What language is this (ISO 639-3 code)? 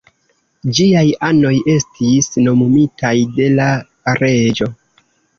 epo